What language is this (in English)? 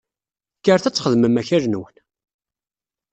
Kabyle